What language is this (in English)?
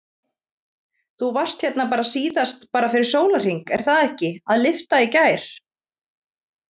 Icelandic